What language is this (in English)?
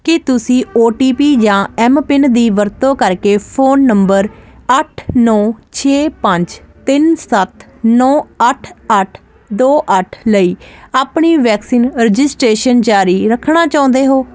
Punjabi